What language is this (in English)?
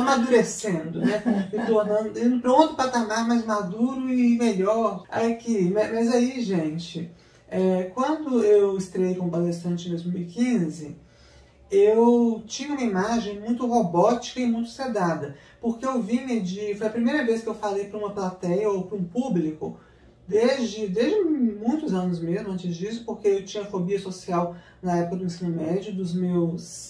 Portuguese